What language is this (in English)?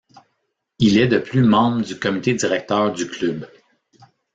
French